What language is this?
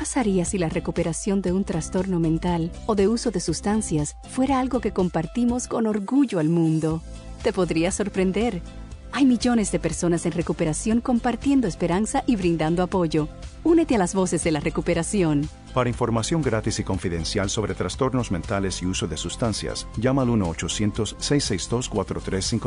Spanish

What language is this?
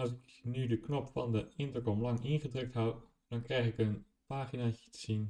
Dutch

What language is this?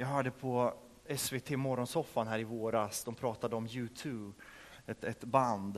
Swedish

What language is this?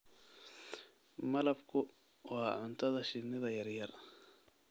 Somali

